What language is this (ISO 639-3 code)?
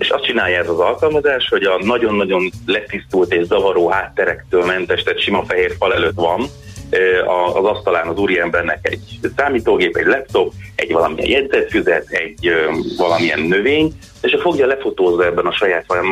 hun